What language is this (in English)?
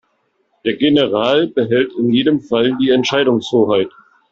German